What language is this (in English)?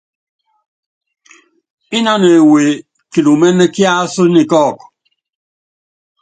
Yangben